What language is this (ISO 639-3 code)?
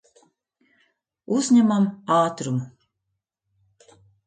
lav